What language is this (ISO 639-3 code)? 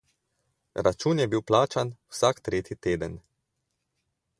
slv